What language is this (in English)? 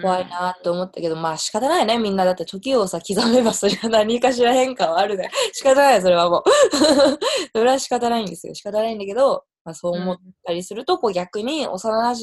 Japanese